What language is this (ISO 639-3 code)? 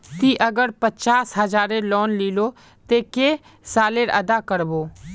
mag